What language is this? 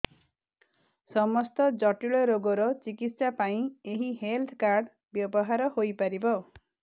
Odia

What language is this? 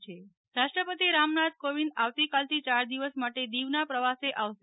Gujarati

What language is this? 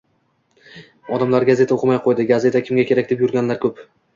Uzbek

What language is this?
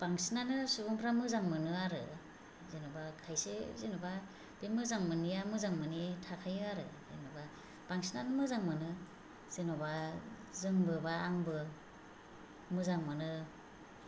Bodo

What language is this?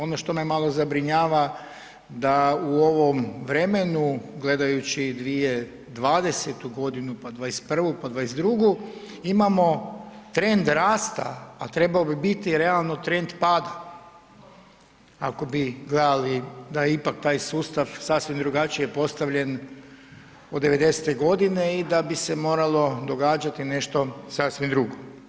Croatian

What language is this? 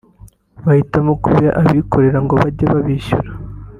Kinyarwanda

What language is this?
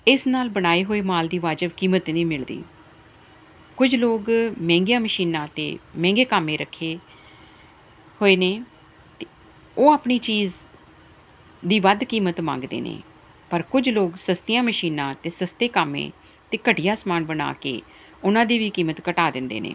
Punjabi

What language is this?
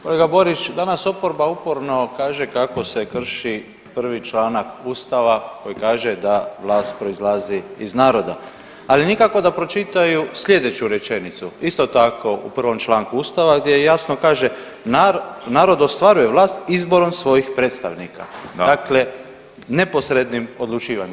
Croatian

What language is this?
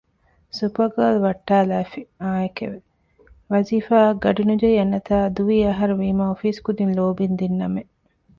Divehi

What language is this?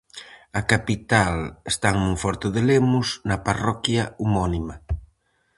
Galician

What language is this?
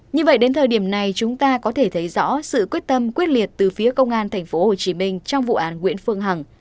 Vietnamese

